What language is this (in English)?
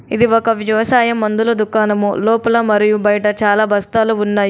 Telugu